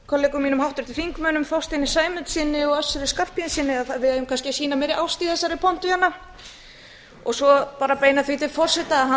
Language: Icelandic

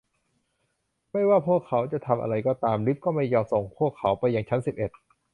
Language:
Thai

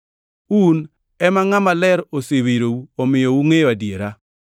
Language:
Luo (Kenya and Tanzania)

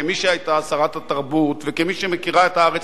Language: Hebrew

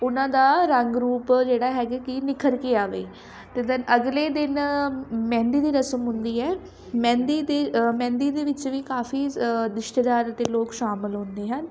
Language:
Punjabi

